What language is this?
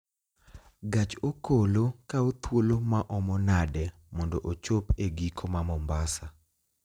Luo (Kenya and Tanzania)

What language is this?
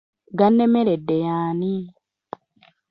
Ganda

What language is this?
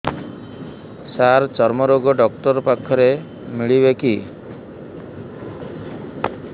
Odia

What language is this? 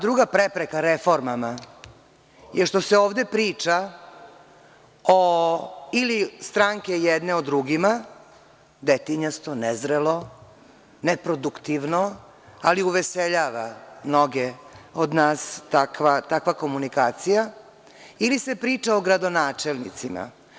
Serbian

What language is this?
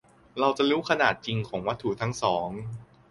Thai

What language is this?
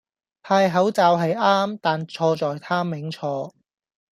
Cantonese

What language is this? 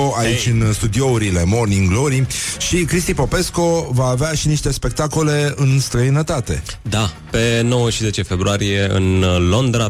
Romanian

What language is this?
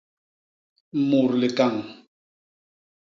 Basaa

